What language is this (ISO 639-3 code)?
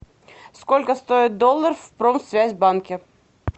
rus